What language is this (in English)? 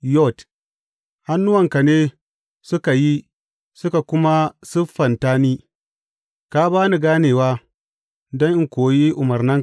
Hausa